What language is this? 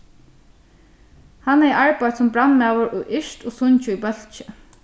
Faroese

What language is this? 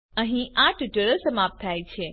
Gujarati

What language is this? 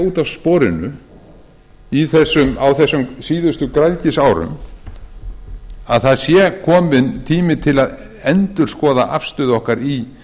Icelandic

